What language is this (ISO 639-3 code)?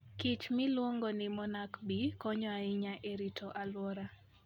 luo